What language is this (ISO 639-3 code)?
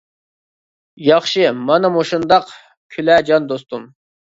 uig